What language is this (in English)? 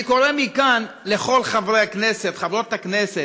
Hebrew